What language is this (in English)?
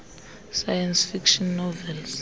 Xhosa